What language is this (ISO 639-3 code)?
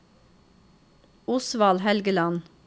nor